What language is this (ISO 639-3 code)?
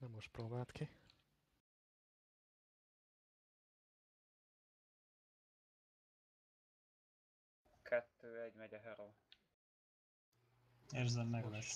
hun